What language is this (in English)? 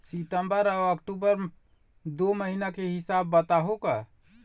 Chhattisgarhi